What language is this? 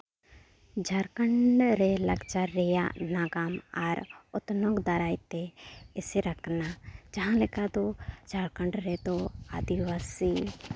Santali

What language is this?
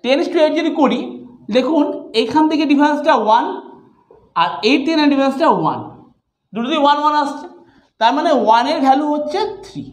Hindi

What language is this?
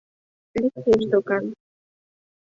Mari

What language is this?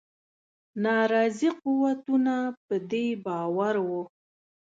Pashto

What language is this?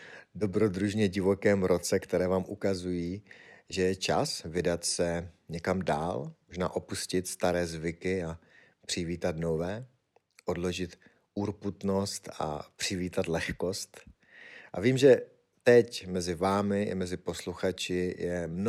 Czech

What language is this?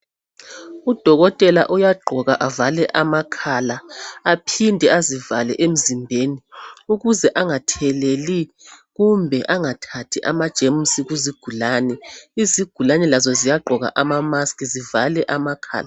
North Ndebele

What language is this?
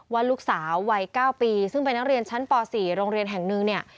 Thai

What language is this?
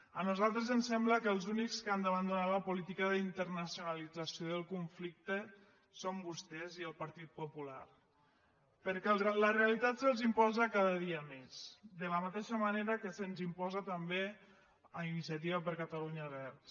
Catalan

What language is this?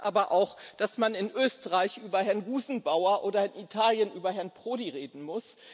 German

